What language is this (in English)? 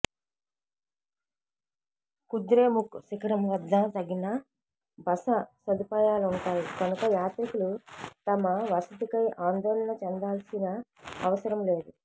Telugu